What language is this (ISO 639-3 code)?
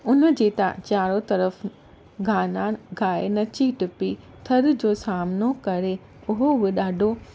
snd